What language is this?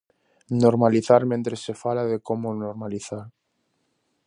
Galician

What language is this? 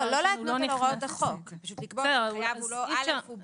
Hebrew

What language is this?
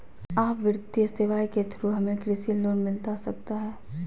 Magahi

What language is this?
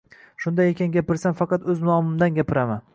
Uzbek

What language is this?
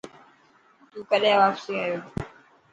Dhatki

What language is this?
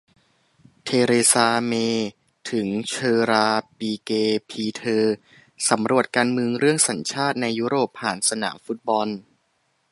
Thai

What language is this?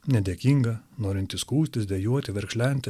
Lithuanian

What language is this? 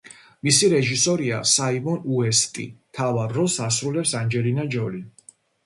Georgian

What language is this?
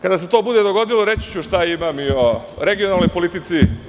Serbian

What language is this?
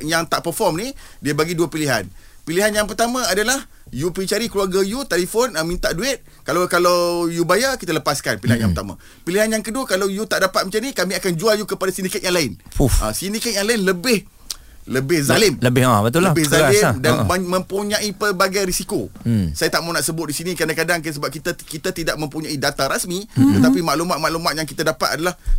Malay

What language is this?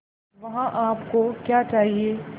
Hindi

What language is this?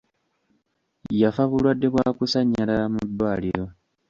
Ganda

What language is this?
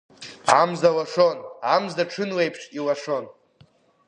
Abkhazian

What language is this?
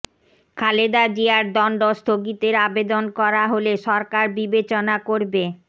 Bangla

